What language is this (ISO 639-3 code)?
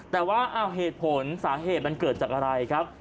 tha